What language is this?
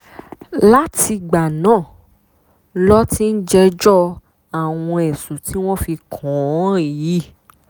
Yoruba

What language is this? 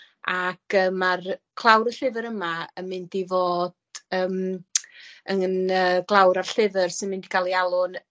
Welsh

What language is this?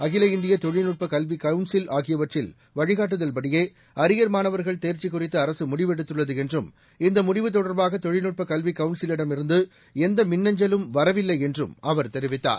Tamil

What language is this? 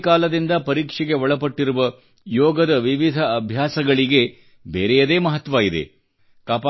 Kannada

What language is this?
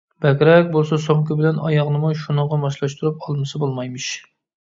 Uyghur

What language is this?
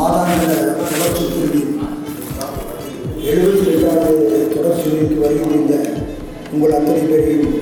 Tamil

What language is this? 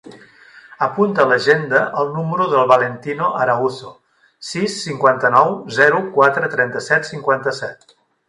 Catalan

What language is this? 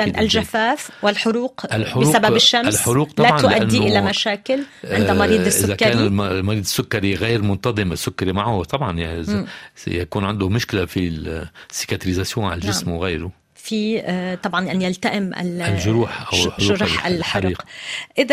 Arabic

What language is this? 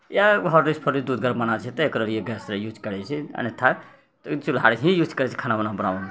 Maithili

